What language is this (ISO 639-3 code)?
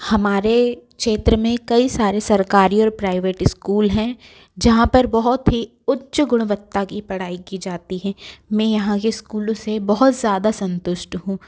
hin